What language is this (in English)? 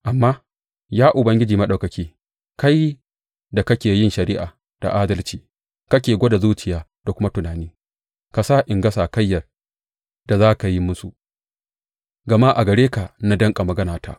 Hausa